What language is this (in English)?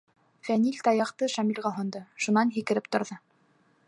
Bashkir